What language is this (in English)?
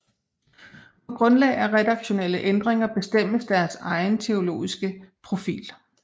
Danish